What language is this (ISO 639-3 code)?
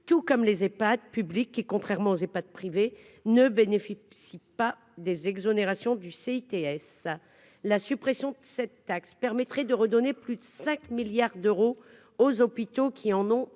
fra